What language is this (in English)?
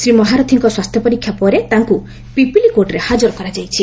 Odia